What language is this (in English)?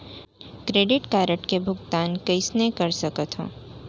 Chhattisgarhi